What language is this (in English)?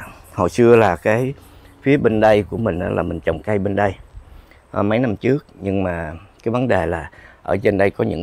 Vietnamese